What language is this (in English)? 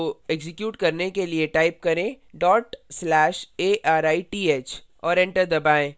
Hindi